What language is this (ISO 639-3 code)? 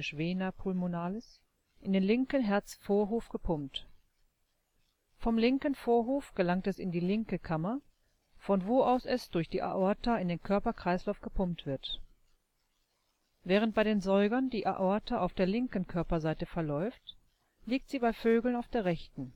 deu